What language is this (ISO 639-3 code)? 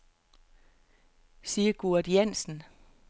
dan